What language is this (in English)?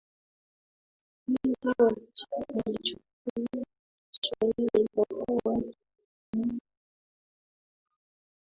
Swahili